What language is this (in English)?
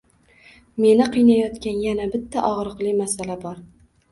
Uzbek